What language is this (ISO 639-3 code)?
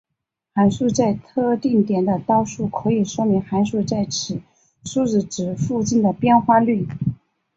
zho